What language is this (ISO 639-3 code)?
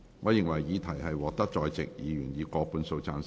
yue